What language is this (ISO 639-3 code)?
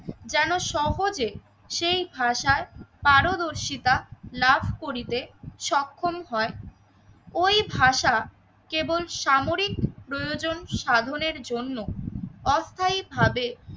ben